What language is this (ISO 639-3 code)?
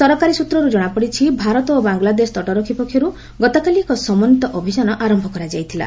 ori